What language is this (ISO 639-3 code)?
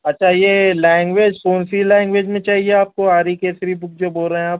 urd